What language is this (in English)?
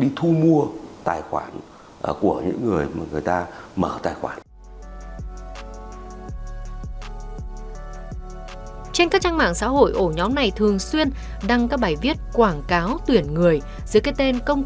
Vietnamese